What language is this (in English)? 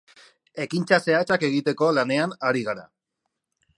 Basque